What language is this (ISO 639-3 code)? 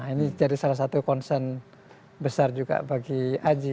ind